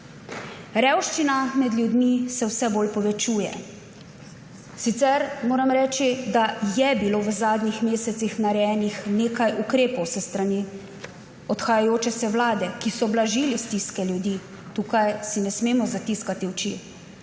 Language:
Slovenian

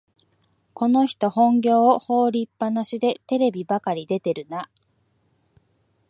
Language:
Japanese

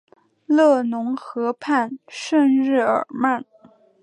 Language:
Chinese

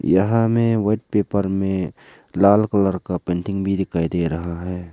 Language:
Hindi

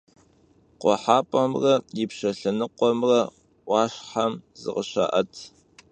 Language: Kabardian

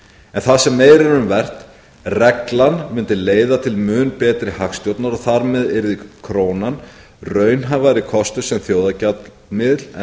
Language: Icelandic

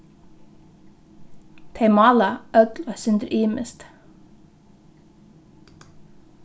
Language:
Faroese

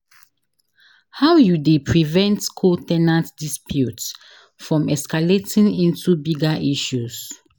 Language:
Nigerian Pidgin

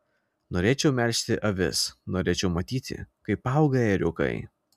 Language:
Lithuanian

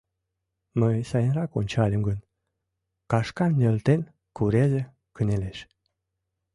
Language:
Mari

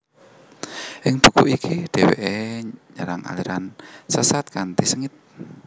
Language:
Javanese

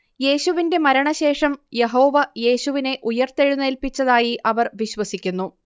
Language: Malayalam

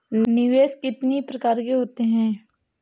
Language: Hindi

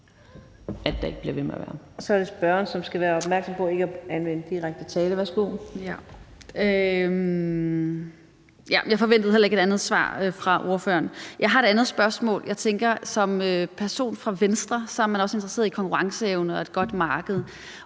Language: Danish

